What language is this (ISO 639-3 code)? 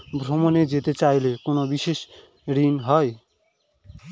ben